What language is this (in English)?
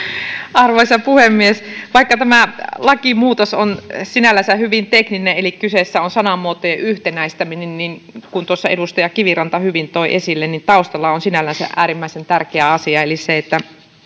Finnish